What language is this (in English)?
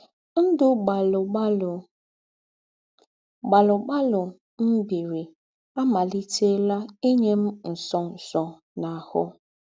Igbo